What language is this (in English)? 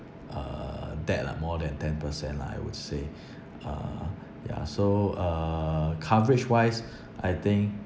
English